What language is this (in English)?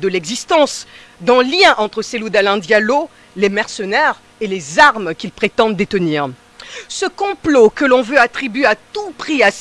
French